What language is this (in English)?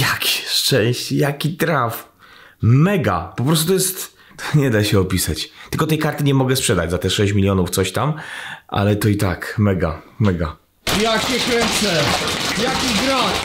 Polish